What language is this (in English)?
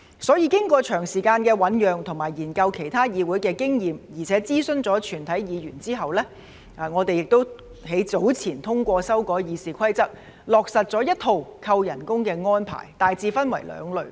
Cantonese